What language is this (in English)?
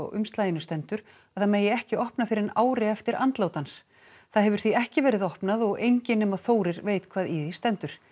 Icelandic